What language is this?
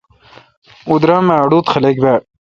Kalkoti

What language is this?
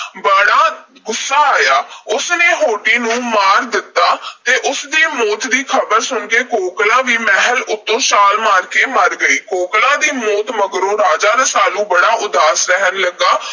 Punjabi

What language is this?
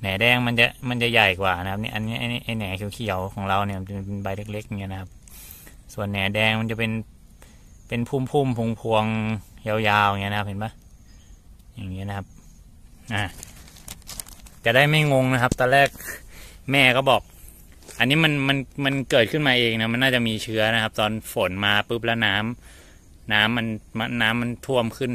Thai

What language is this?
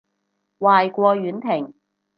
Cantonese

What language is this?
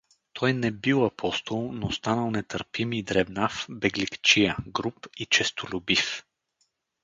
Bulgarian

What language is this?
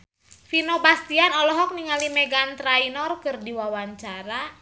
Sundanese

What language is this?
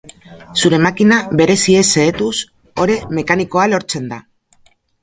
Basque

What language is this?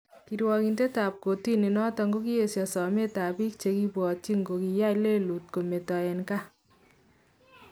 Kalenjin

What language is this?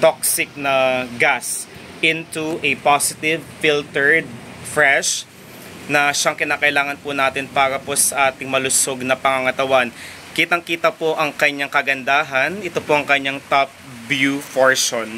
Filipino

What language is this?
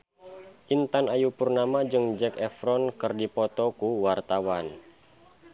Sundanese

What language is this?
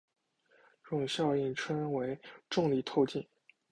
Chinese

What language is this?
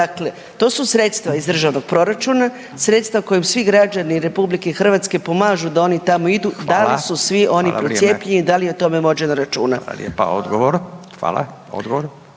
Croatian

